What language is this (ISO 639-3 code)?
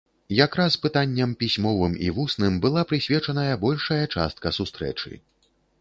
bel